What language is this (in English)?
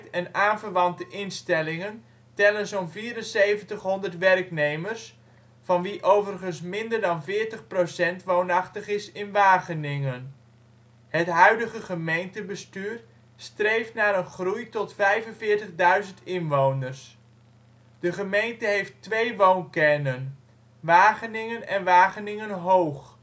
Dutch